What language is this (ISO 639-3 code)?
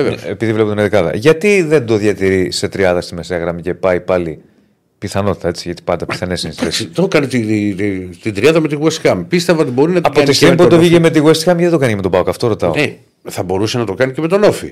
ell